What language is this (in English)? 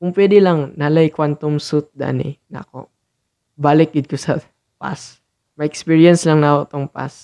Filipino